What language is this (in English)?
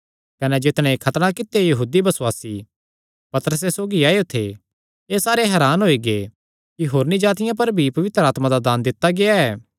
Kangri